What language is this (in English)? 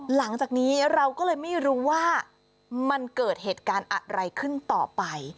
Thai